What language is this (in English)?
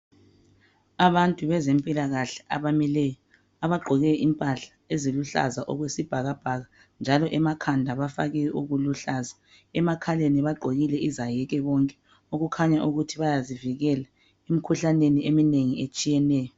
North Ndebele